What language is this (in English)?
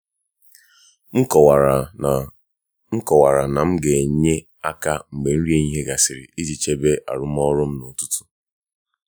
Igbo